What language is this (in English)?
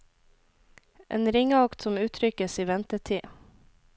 Norwegian